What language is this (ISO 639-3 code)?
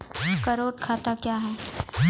mai